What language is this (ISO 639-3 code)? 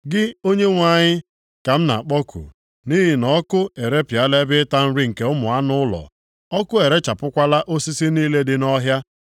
ibo